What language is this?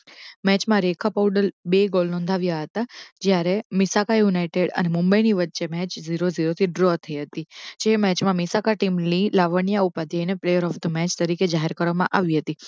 Gujarati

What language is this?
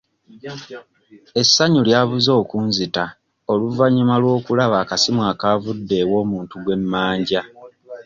Ganda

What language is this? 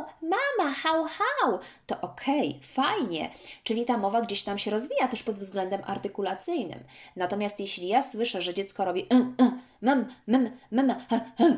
Polish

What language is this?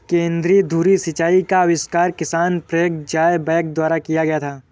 Hindi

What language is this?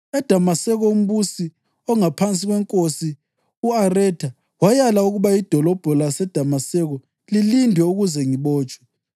North Ndebele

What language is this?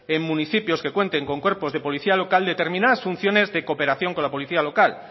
Spanish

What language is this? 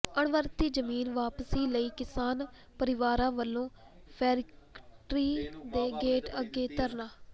Punjabi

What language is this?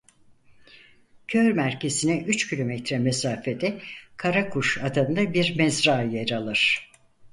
Turkish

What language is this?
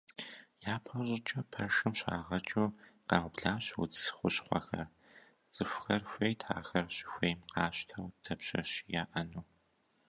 Kabardian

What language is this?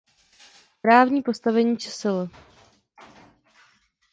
Czech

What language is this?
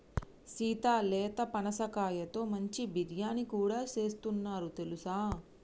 Telugu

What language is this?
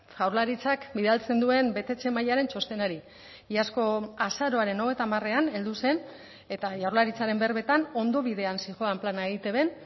Basque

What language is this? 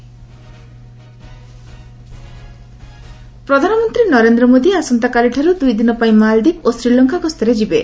Odia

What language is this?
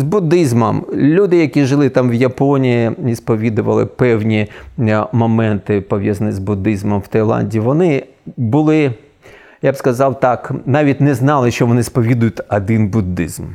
Ukrainian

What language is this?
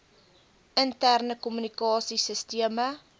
Afrikaans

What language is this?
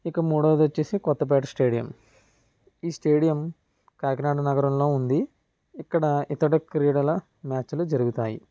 Telugu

